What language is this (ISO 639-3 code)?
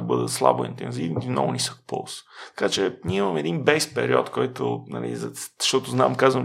bul